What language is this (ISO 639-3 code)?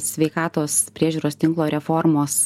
lit